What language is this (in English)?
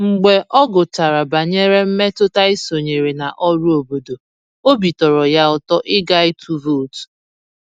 Igbo